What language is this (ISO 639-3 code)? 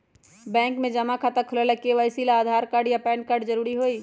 mag